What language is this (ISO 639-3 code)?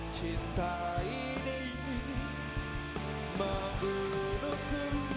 ind